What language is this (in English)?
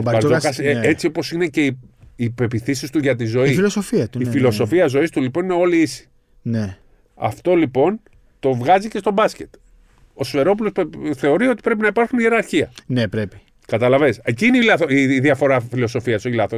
Greek